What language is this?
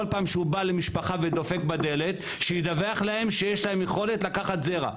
Hebrew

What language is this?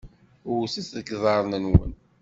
Kabyle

